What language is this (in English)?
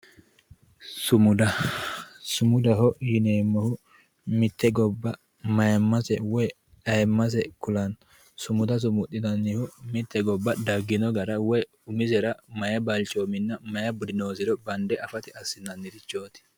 Sidamo